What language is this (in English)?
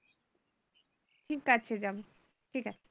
Bangla